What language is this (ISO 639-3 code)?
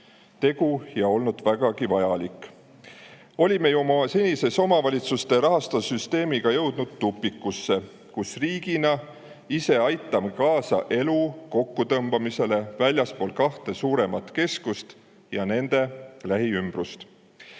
est